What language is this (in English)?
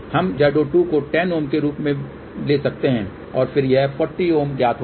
Hindi